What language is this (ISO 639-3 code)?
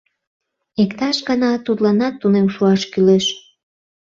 chm